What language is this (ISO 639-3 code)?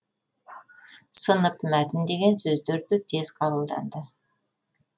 kaz